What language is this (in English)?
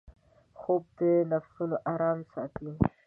Pashto